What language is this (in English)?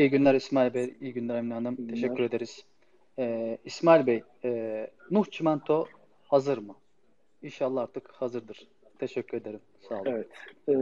Turkish